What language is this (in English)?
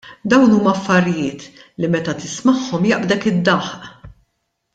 Maltese